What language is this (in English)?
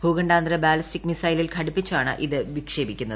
Malayalam